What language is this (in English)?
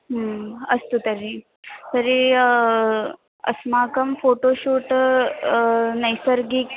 Sanskrit